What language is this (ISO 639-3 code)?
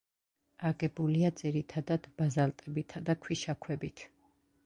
kat